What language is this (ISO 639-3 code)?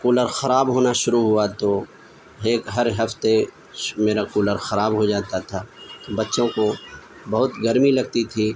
urd